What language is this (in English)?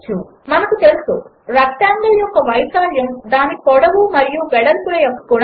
Telugu